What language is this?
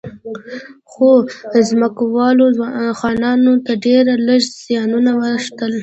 Pashto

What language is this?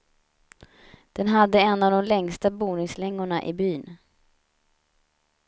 Swedish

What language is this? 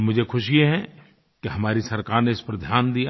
Hindi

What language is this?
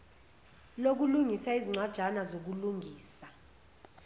Zulu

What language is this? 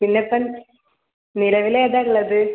Malayalam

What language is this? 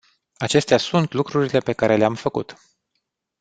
Romanian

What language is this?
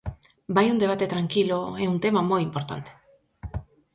Galician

